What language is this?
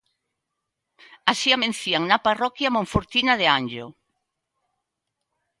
Galician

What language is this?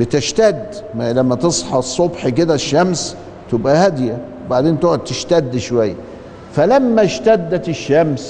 Arabic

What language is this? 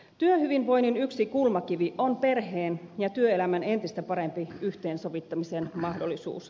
Finnish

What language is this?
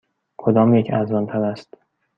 Persian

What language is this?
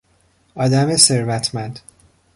Persian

